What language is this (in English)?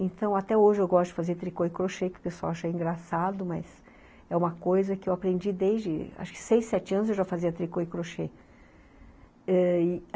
Portuguese